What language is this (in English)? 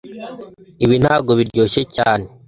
Kinyarwanda